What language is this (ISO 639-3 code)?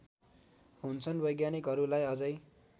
nep